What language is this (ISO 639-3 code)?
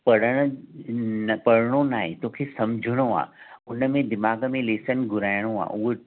snd